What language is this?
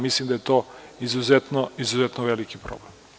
Serbian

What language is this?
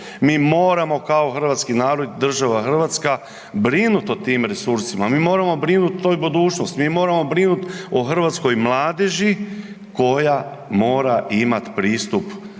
Croatian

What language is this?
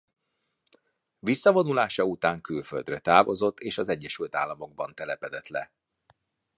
Hungarian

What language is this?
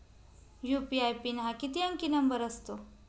Marathi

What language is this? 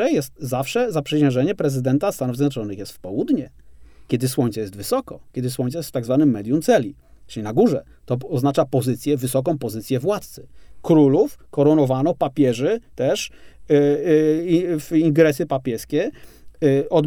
Polish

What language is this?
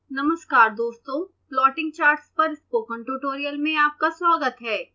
Hindi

